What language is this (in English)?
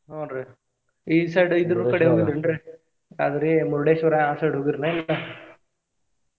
Kannada